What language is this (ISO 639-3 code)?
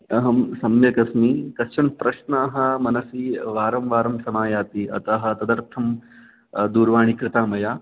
san